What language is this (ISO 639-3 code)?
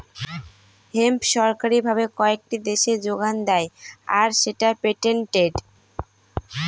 ben